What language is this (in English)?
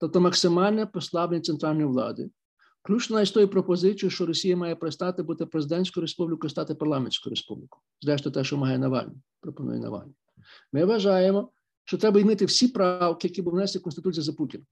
Ukrainian